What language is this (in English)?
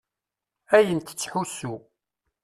Kabyle